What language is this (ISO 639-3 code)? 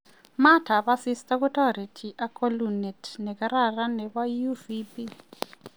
kln